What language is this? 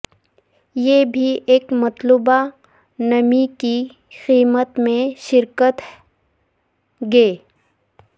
Urdu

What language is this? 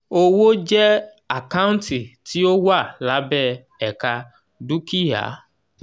Yoruba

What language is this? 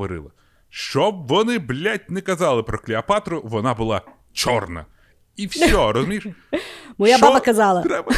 Ukrainian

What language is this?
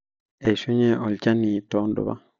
Masai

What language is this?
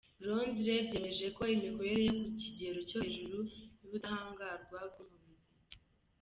Kinyarwanda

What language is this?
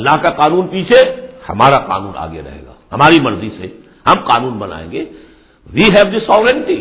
Urdu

